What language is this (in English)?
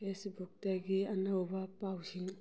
Manipuri